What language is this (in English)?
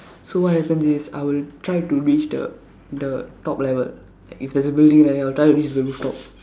English